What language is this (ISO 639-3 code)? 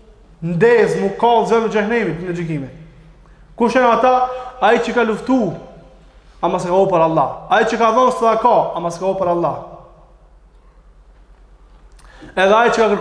ara